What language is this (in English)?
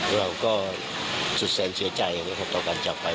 Thai